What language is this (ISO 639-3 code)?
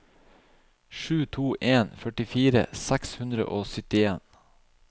nor